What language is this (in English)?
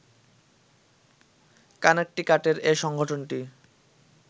Bangla